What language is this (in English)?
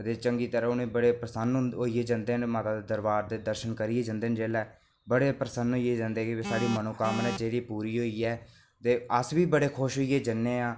Dogri